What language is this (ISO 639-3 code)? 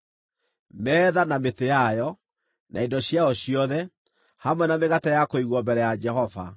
kik